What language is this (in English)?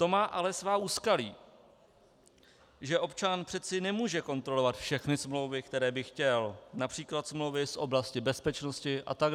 Czech